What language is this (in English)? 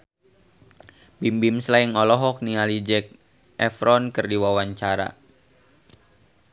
Sundanese